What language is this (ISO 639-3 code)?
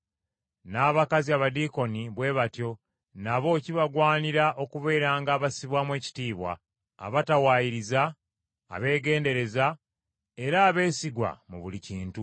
lug